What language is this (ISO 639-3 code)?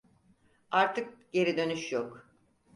tur